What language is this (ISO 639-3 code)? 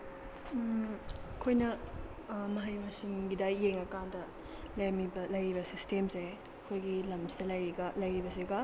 mni